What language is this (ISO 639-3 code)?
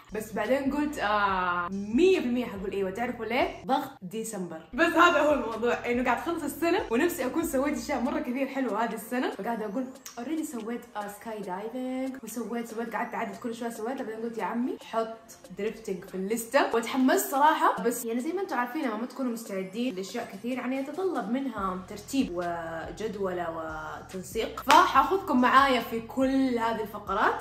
ara